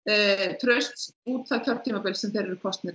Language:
Icelandic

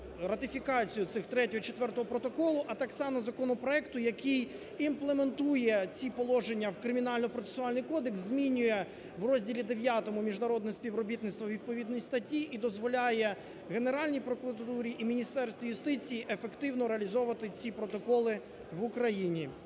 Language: Ukrainian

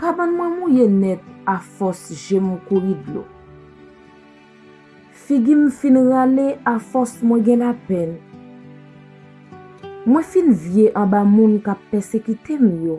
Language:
French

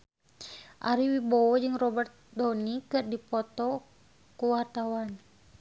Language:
Sundanese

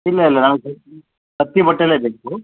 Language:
Kannada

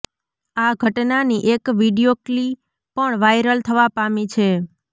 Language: Gujarati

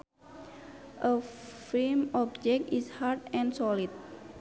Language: Sundanese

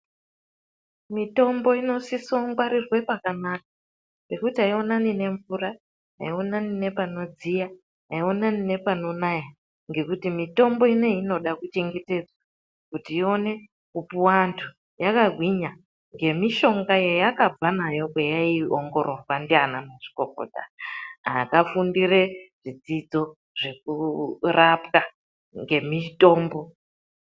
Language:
Ndau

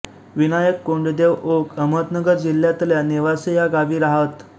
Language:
Marathi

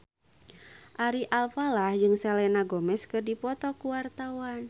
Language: Sundanese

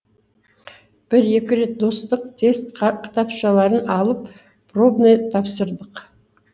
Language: Kazakh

